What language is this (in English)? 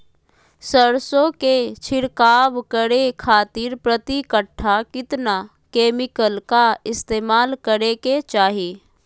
Magahi